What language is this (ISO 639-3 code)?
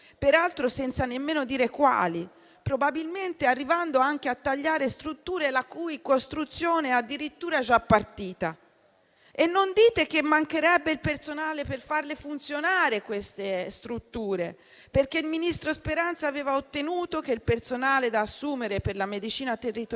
ita